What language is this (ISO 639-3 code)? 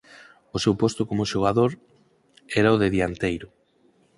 glg